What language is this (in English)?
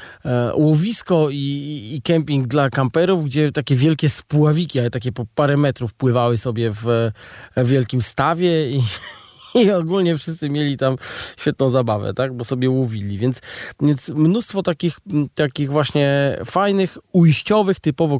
Polish